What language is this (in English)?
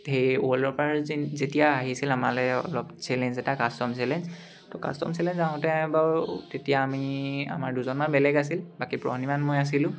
Assamese